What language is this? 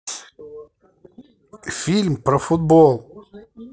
Russian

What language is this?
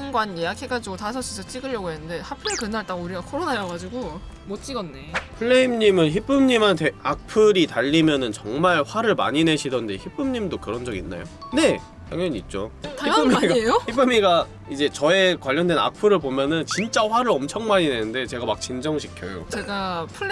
Korean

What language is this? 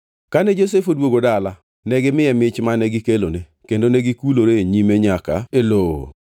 Luo (Kenya and Tanzania)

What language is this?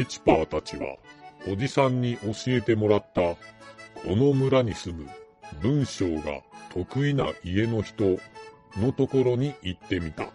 Japanese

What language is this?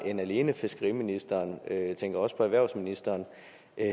Danish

